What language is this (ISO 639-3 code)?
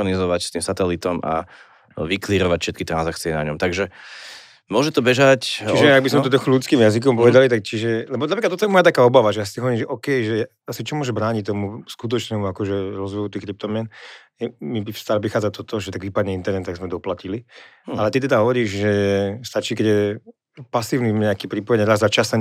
slk